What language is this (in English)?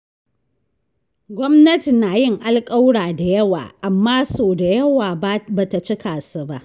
Hausa